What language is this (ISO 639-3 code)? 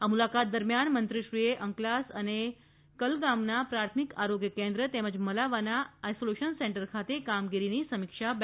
guj